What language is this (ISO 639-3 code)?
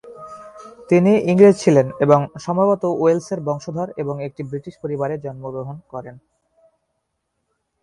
ben